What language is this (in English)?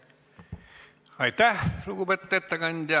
Estonian